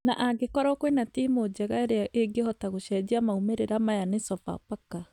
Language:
Kikuyu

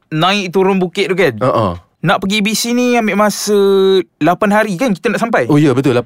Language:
Malay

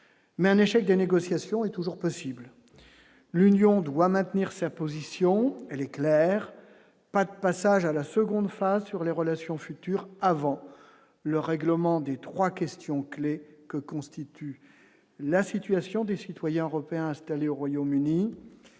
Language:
French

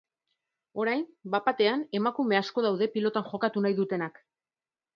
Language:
Basque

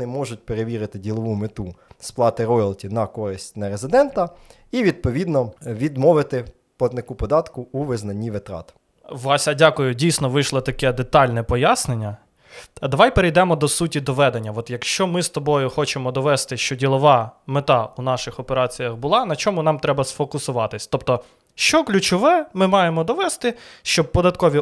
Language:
Ukrainian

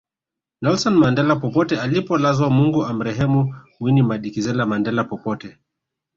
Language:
Swahili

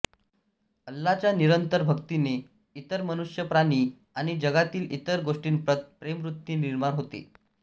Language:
Marathi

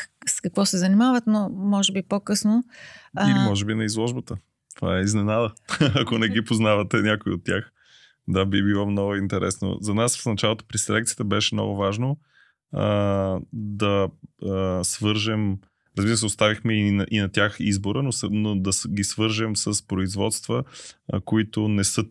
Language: Bulgarian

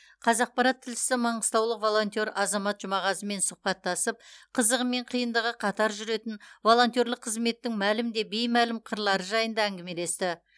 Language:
Kazakh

